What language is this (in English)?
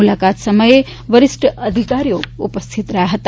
Gujarati